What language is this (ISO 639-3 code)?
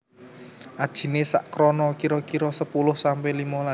jav